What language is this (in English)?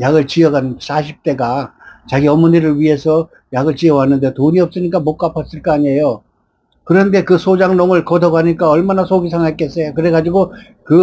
Korean